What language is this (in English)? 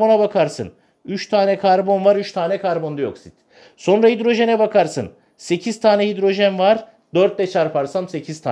Turkish